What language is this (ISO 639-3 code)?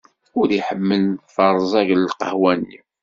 kab